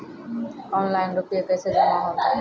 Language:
Maithili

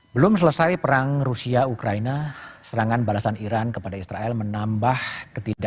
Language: Indonesian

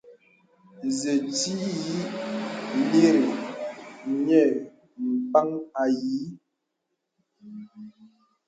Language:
Bebele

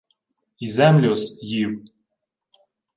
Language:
Ukrainian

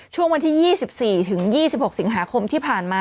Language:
Thai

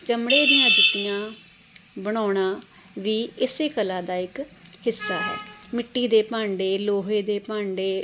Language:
Punjabi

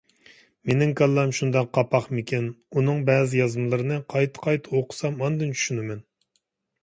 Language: Uyghur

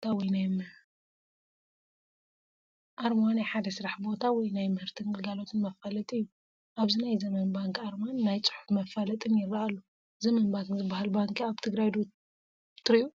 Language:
Tigrinya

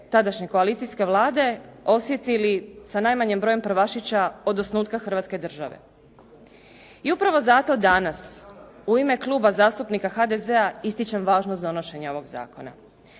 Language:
Croatian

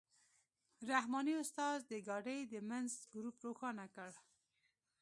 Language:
Pashto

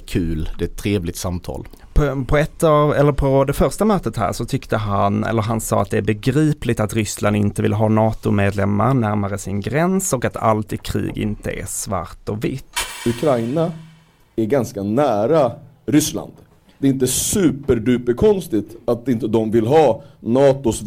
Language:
Swedish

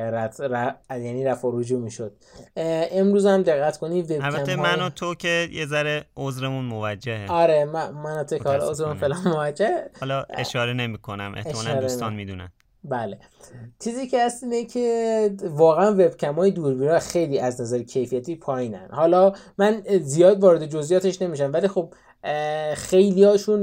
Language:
Persian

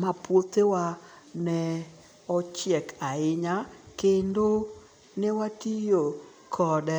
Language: Luo (Kenya and Tanzania)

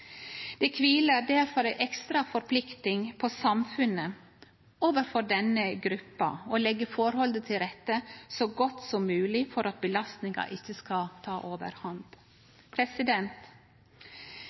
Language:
Norwegian Nynorsk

